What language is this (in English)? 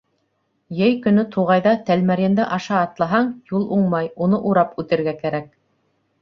Bashkir